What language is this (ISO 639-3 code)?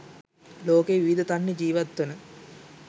sin